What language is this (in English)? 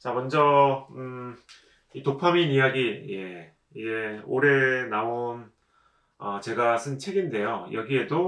Korean